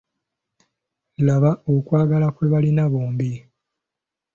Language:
Ganda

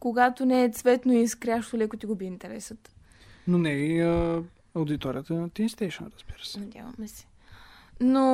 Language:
Bulgarian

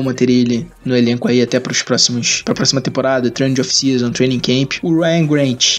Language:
Portuguese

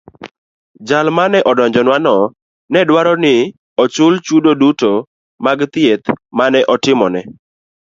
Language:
Luo (Kenya and Tanzania)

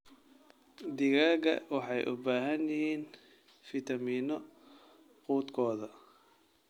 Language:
Somali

